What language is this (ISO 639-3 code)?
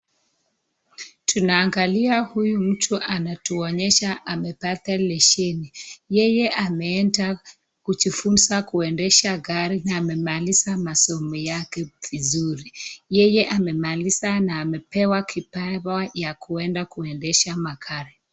swa